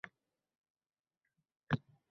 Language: Uzbek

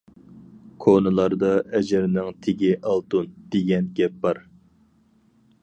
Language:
Uyghur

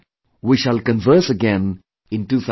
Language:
English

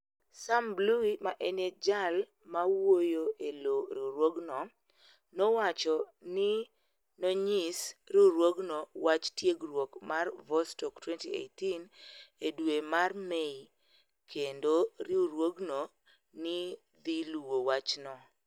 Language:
Luo (Kenya and Tanzania)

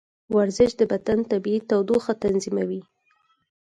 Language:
Pashto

